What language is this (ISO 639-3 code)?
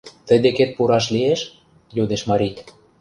chm